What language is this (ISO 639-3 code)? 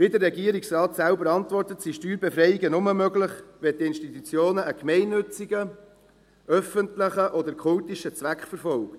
gsw